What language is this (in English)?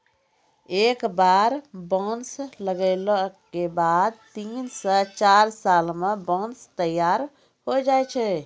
Maithili